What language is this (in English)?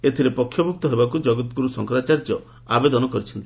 Odia